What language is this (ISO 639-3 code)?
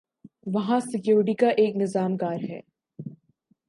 urd